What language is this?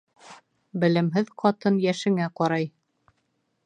Bashkir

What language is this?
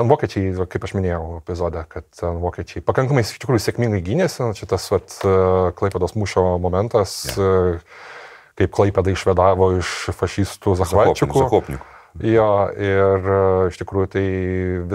Lithuanian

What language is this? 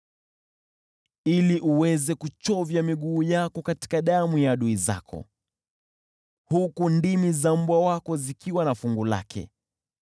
Swahili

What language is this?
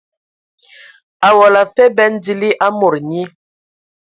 Ewondo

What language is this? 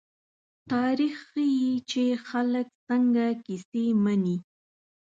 Pashto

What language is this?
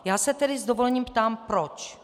Czech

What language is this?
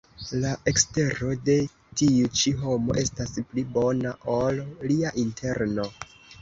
Esperanto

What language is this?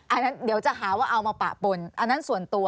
Thai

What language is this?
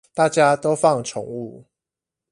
Chinese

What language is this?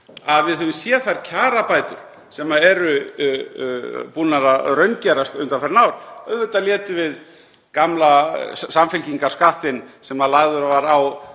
Icelandic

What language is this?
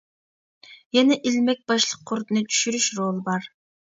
Uyghur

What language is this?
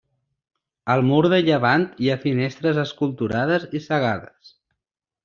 Catalan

